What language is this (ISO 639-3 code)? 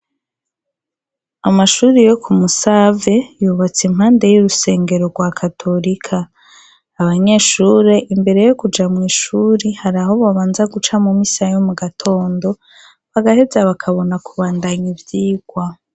run